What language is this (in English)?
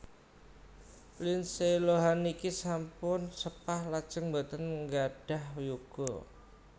Javanese